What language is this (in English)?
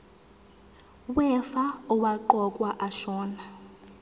Zulu